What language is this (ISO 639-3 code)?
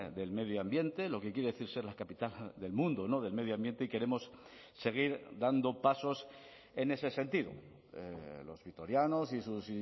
spa